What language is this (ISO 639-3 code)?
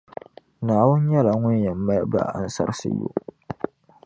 dag